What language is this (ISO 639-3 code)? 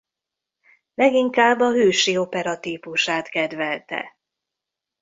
hun